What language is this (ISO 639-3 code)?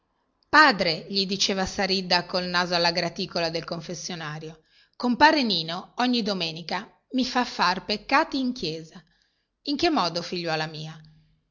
ita